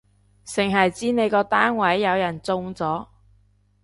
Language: Cantonese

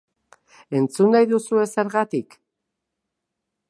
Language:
Basque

